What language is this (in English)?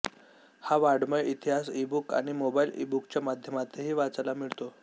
Marathi